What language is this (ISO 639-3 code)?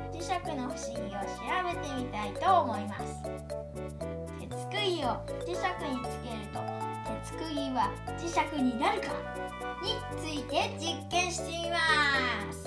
jpn